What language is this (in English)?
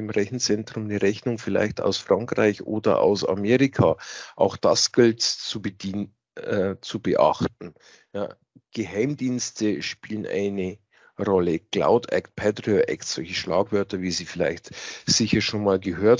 German